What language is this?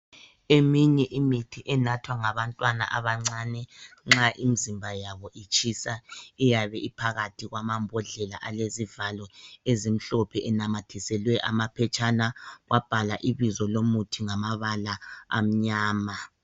North Ndebele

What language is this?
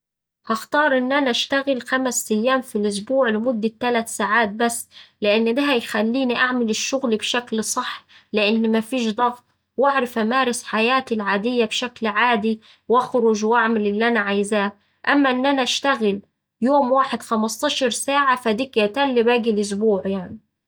Saidi Arabic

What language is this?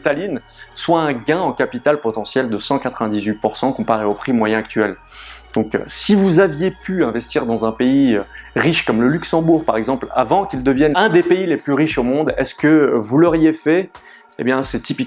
French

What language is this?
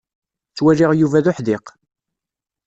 Kabyle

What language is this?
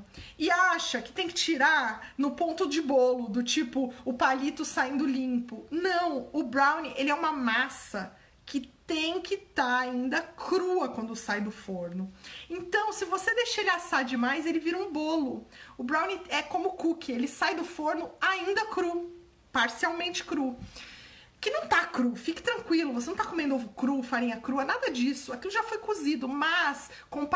Portuguese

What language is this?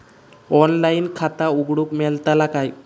Marathi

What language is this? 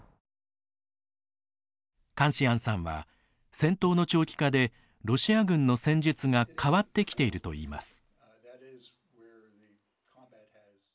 Japanese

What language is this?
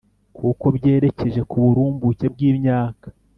Kinyarwanda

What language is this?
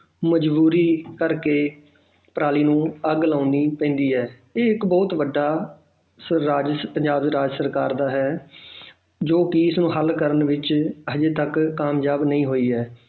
Punjabi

